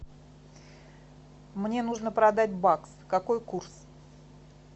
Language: Russian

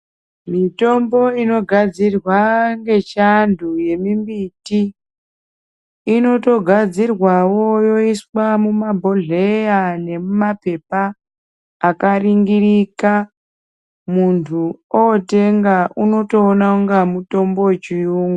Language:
Ndau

